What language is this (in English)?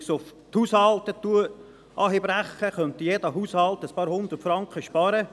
Swiss German